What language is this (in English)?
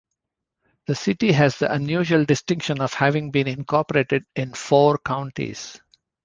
English